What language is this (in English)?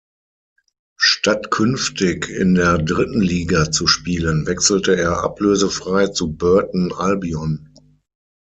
German